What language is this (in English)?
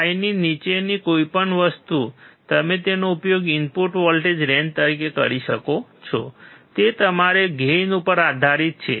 Gujarati